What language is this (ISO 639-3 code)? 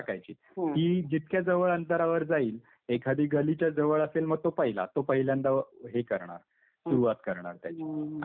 mar